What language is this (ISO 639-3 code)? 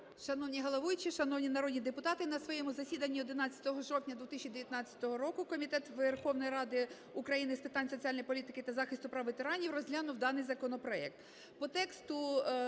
ukr